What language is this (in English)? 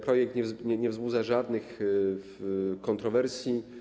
Polish